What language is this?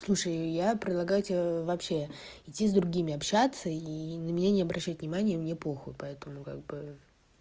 Russian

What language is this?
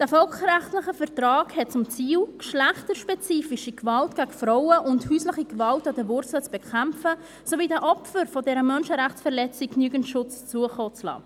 Swiss German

